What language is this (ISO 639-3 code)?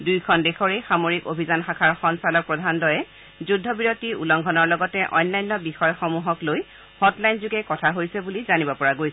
asm